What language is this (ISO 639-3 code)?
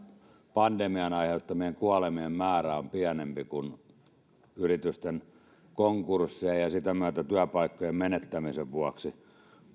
fin